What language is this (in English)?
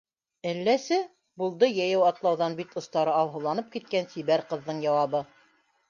Bashkir